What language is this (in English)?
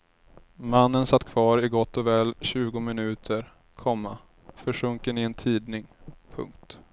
Swedish